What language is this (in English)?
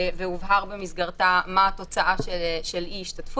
Hebrew